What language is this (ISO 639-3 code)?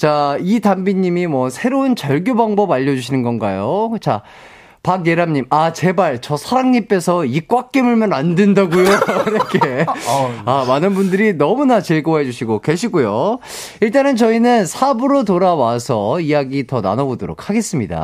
kor